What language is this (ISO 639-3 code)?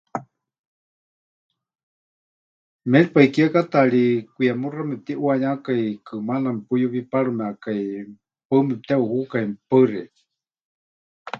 hch